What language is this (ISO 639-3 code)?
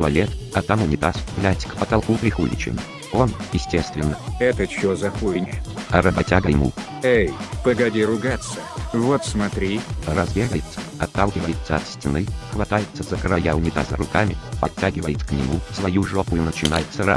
rus